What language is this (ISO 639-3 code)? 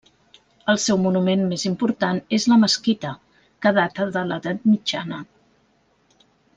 cat